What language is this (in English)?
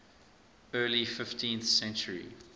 English